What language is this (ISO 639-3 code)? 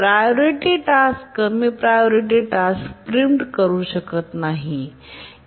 mar